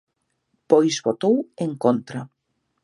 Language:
Galician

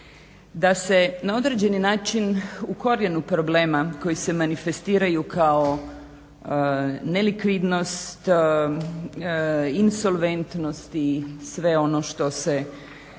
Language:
Croatian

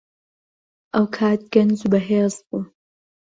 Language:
Central Kurdish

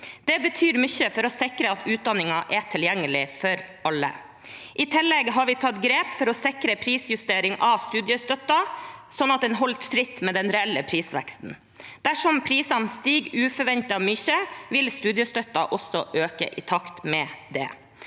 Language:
Norwegian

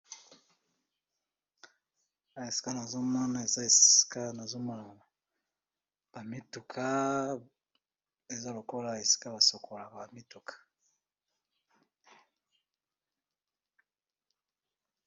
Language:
Lingala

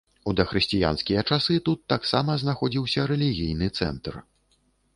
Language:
Belarusian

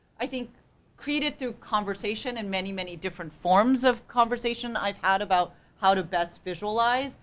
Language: English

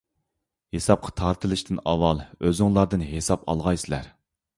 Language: Uyghur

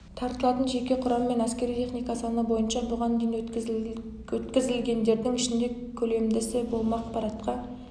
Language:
Kazakh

